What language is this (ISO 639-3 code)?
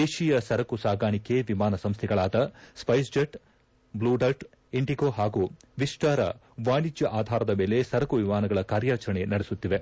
kan